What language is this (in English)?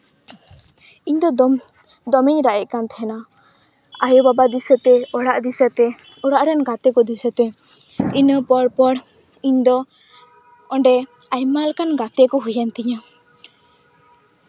Santali